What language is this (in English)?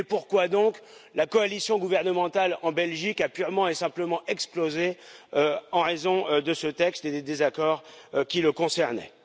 French